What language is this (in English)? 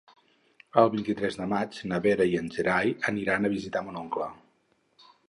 Catalan